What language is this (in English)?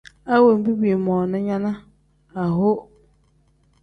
Tem